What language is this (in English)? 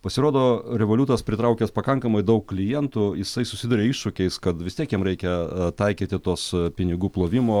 Lithuanian